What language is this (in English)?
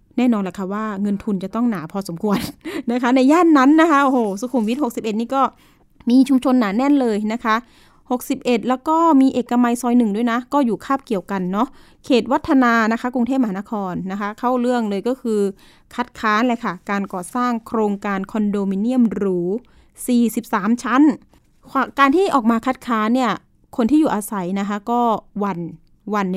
Thai